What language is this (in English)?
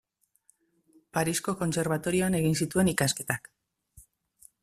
Basque